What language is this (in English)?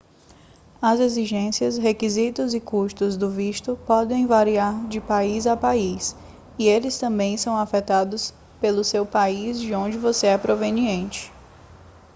Portuguese